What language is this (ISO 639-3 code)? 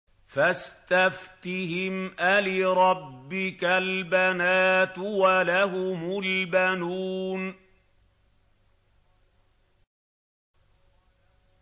ara